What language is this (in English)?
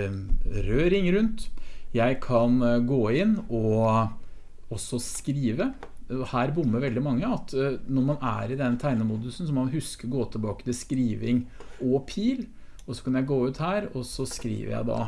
Norwegian